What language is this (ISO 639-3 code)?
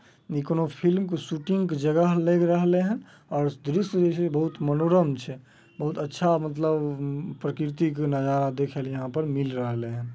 mag